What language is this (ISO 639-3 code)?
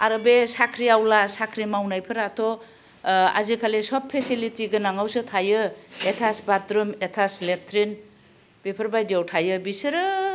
brx